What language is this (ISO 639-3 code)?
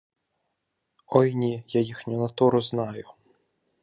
ukr